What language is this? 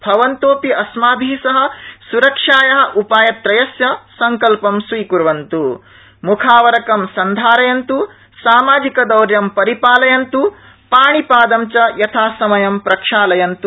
Sanskrit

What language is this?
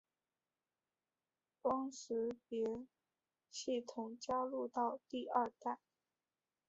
Chinese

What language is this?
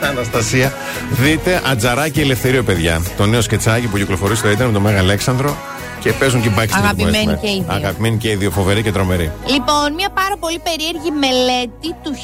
Greek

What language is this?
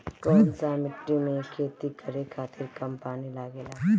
Bhojpuri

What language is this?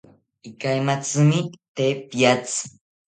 South Ucayali Ashéninka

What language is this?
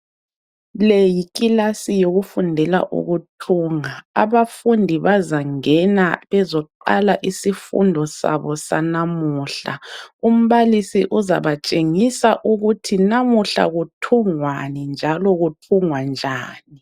North Ndebele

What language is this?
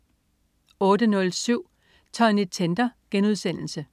Danish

